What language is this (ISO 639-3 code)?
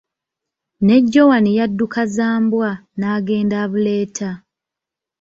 lug